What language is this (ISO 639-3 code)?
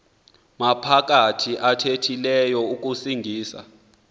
xho